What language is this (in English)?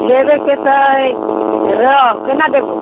Maithili